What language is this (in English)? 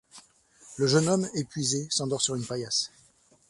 French